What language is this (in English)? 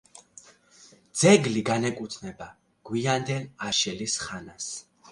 Georgian